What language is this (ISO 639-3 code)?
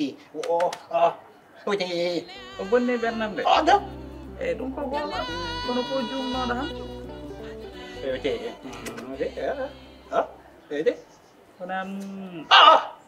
ind